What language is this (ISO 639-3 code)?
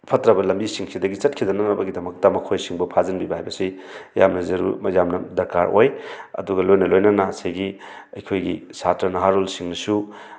mni